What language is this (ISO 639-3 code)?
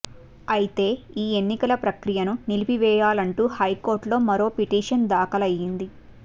tel